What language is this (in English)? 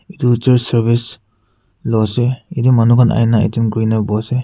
Naga Pidgin